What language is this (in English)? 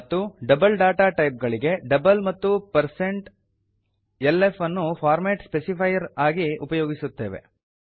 Kannada